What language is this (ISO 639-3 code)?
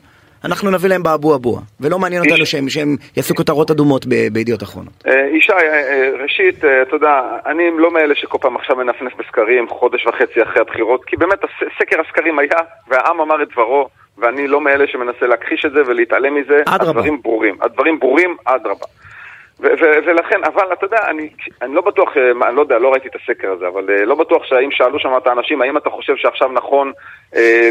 heb